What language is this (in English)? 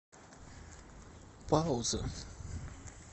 Russian